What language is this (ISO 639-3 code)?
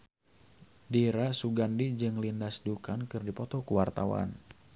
sun